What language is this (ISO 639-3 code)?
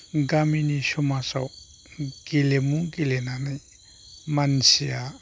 brx